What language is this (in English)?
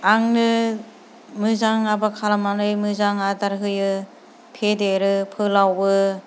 Bodo